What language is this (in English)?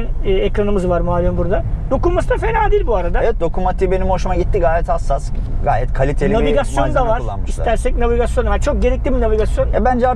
Turkish